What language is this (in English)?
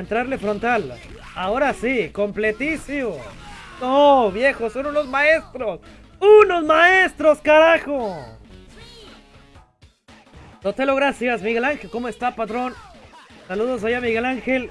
Spanish